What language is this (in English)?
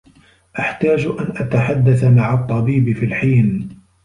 Arabic